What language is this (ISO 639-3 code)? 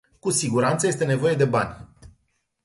ron